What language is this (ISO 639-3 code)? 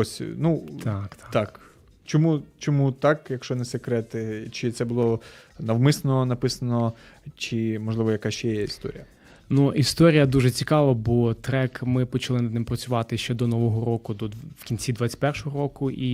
ukr